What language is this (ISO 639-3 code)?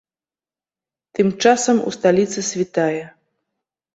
bel